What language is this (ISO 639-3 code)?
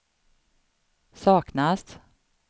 swe